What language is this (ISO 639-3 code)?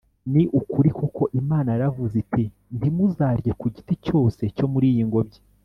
kin